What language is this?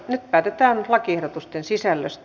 Finnish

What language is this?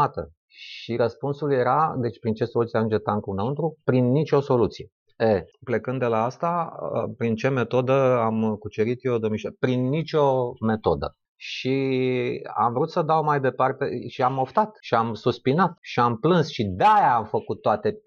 Romanian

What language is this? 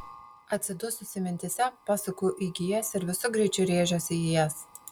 Lithuanian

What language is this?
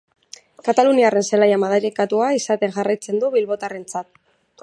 Basque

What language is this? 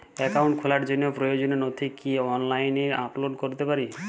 Bangla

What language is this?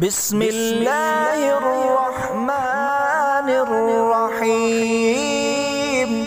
Arabic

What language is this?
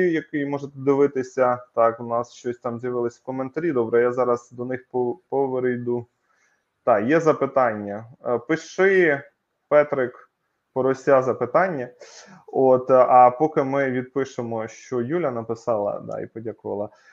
Ukrainian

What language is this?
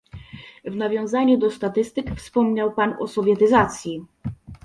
Polish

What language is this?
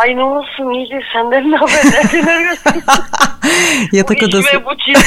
Turkish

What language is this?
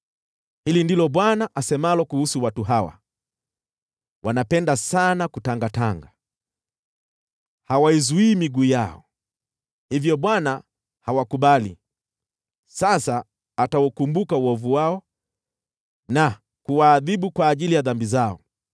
Swahili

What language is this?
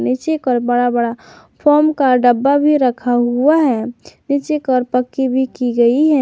Hindi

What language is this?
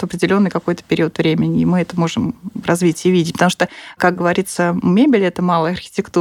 Russian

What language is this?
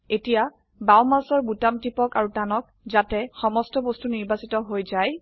Assamese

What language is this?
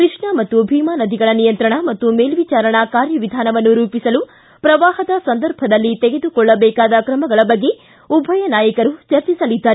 Kannada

